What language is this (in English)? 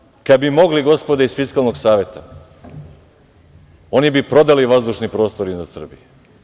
Serbian